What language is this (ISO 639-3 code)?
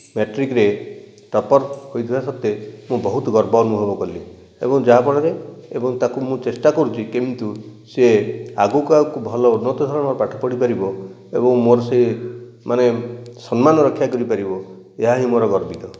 ori